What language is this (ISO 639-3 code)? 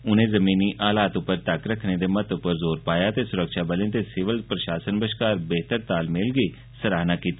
doi